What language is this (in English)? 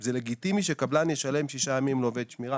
Hebrew